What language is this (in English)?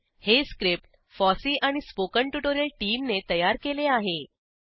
Marathi